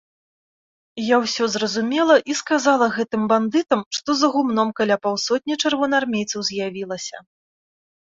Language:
Belarusian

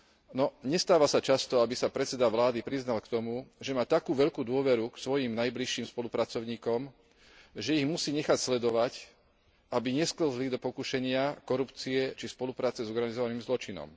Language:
Slovak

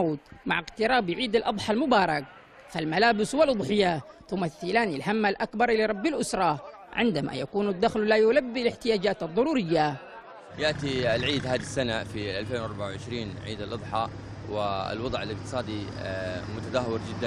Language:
Arabic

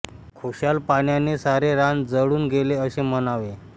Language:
Marathi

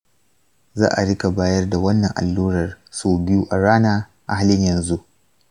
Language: Hausa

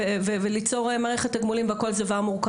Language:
Hebrew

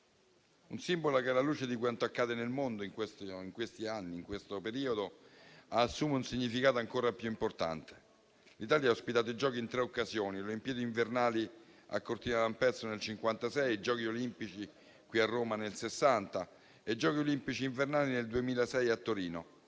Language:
Italian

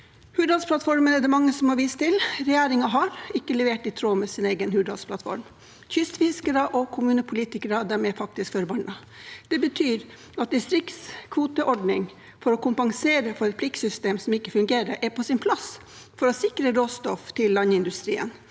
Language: Norwegian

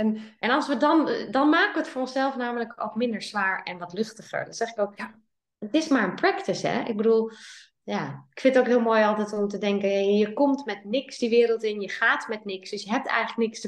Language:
Dutch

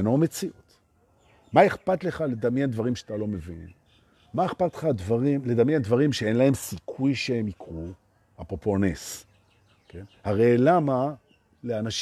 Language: Hebrew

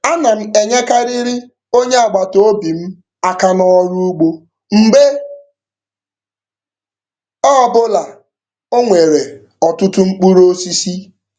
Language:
Igbo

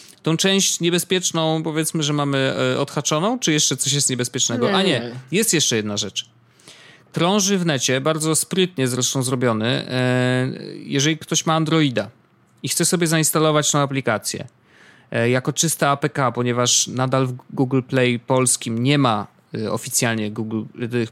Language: Polish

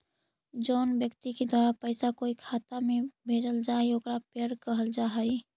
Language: Magahi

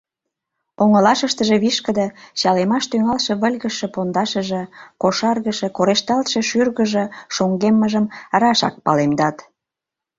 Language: Mari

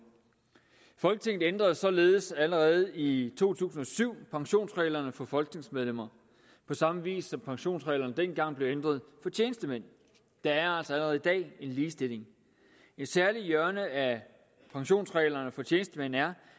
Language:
Danish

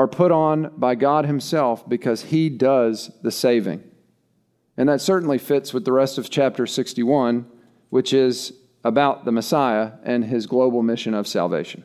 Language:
English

